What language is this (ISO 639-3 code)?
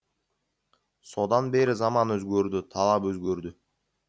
kaz